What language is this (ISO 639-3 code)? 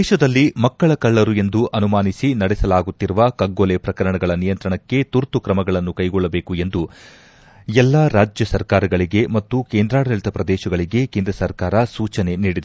kan